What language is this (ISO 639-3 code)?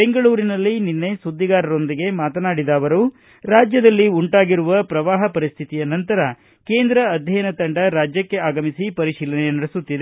kan